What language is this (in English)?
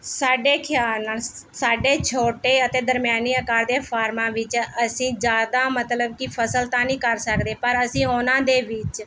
Punjabi